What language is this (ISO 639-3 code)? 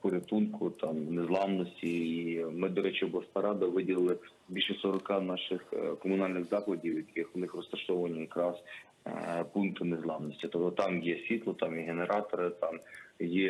ukr